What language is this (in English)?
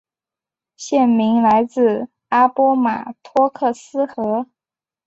Chinese